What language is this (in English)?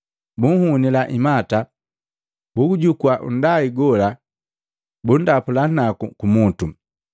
Matengo